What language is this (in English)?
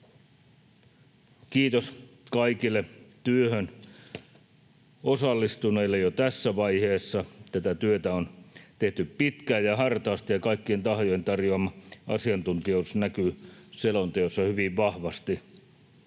Finnish